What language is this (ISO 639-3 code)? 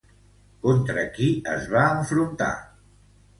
cat